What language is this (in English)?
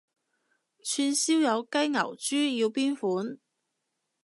Cantonese